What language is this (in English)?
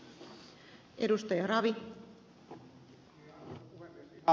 Finnish